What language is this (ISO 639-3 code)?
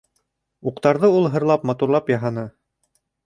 bak